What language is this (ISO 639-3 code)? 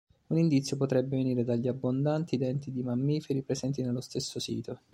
ita